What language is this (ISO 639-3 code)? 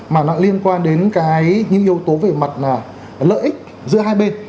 vie